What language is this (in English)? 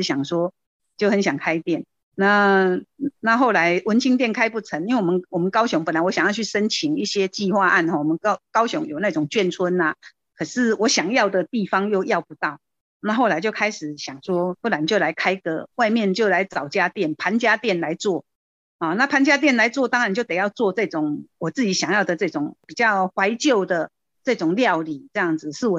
Chinese